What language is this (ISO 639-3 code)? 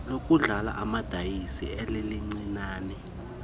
xho